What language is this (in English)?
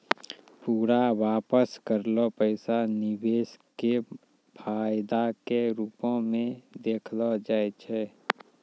Maithili